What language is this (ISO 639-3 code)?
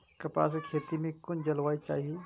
mai